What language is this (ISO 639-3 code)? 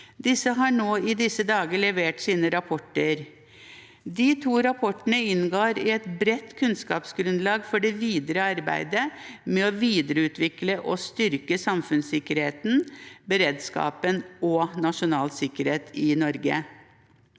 nor